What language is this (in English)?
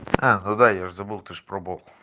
Russian